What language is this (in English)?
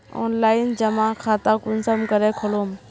Magahi